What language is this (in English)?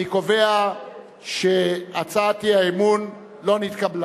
Hebrew